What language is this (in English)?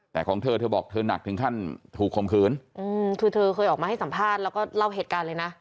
Thai